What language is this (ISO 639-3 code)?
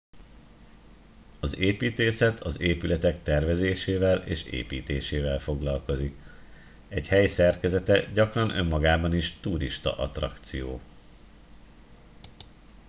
hun